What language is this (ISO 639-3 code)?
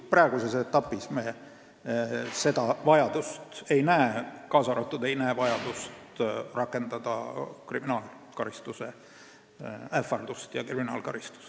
est